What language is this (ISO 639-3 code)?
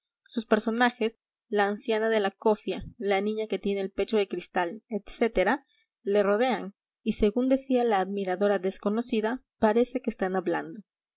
spa